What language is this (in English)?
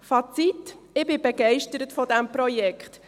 Swiss German